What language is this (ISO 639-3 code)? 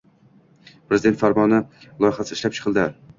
uzb